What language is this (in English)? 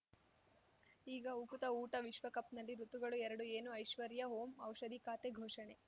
Kannada